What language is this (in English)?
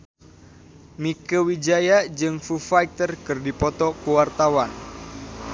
Sundanese